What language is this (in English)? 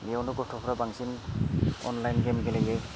Bodo